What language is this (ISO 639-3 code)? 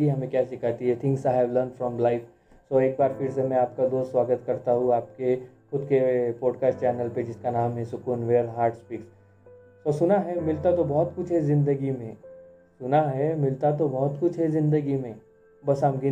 hin